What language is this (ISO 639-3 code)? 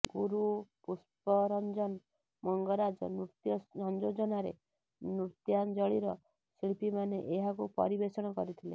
ori